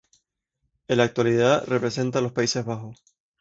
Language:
Spanish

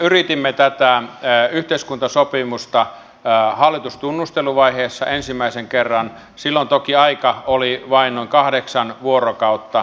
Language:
Finnish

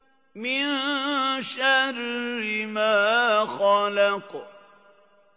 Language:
Arabic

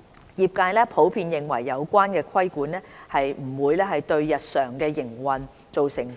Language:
Cantonese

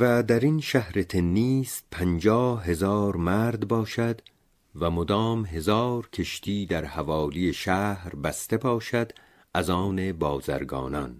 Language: Persian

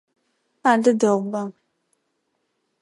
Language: Adyghe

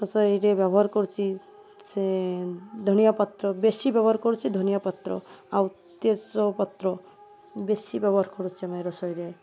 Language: Odia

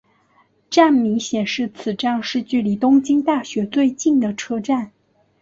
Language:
Chinese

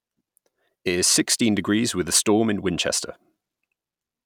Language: English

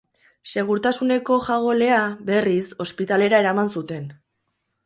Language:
Basque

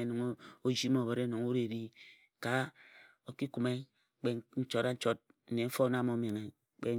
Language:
Ejagham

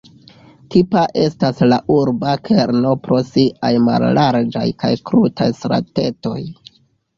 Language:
Esperanto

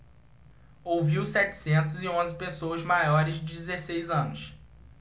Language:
Portuguese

